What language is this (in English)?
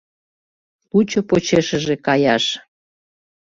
Mari